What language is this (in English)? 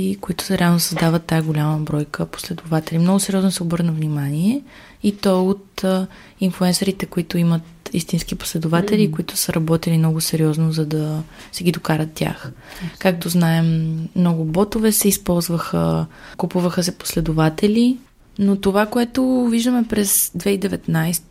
Bulgarian